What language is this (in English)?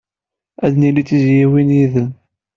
Kabyle